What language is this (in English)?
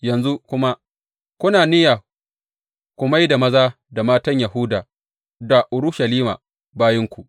Hausa